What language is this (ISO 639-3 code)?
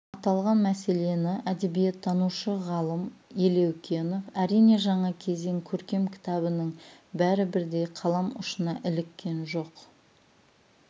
kaz